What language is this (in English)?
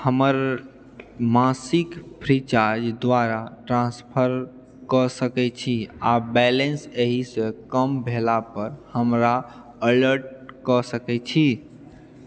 Maithili